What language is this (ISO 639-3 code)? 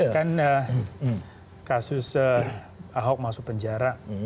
ind